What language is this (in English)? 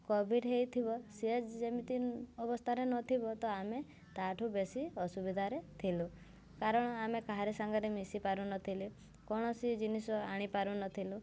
Odia